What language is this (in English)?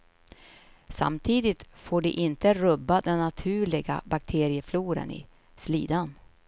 Swedish